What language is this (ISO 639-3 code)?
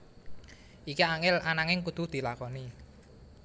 jav